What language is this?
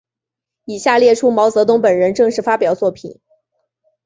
Chinese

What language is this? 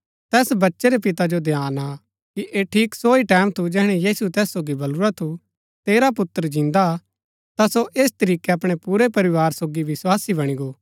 Gaddi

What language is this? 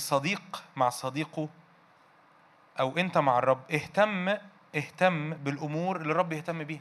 Arabic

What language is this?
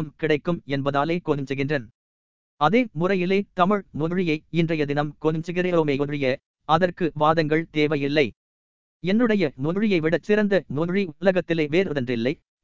Tamil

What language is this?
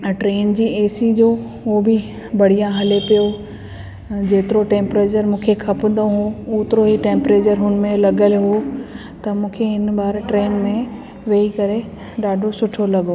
Sindhi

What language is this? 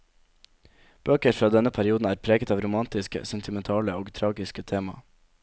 Norwegian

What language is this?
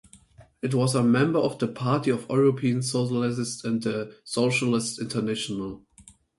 English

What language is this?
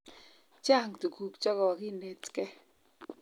Kalenjin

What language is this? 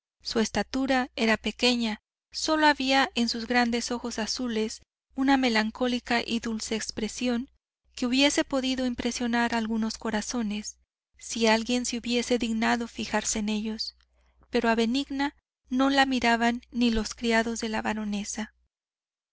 Spanish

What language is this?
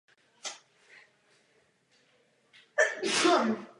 Czech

